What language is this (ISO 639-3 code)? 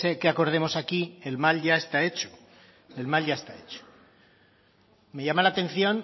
spa